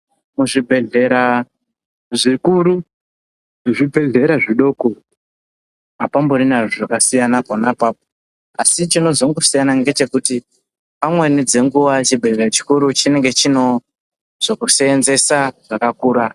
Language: Ndau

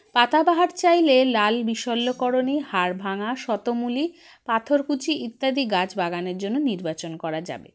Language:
Bangla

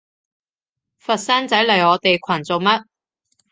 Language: Cantonese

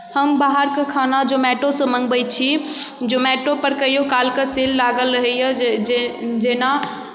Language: Maithili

